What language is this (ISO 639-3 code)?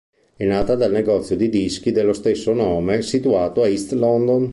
ita